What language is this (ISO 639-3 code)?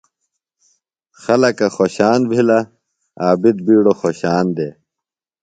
phl